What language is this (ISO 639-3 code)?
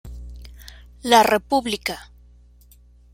spa